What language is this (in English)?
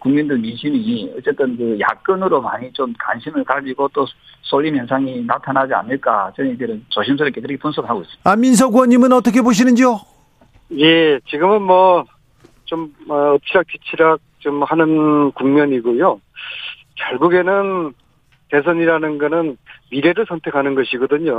Korean